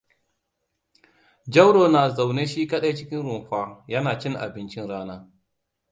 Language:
Hausa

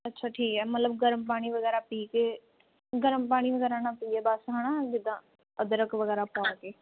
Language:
Punjabi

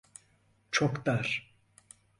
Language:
Turkish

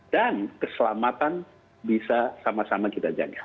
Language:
Indonesian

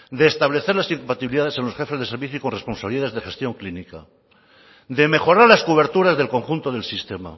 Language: Spanish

